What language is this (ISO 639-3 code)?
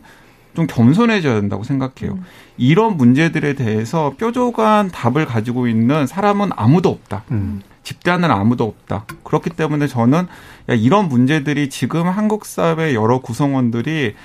kor